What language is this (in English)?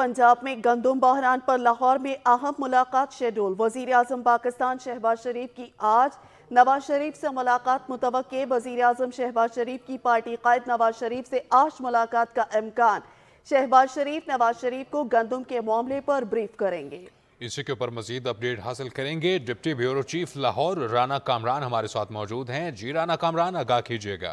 Punjabi